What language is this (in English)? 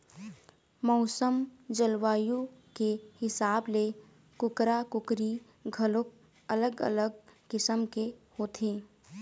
Chhattisgarhi